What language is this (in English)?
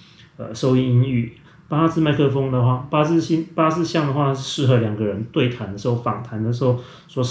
Chinese